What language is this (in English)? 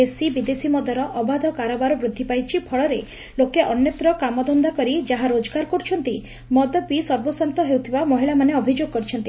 Odia